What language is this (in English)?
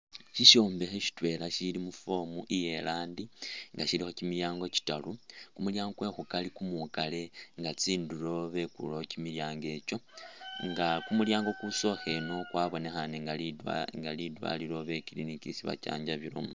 Masaaba